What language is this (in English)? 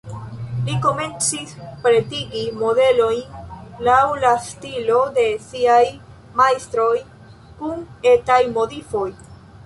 Esperanto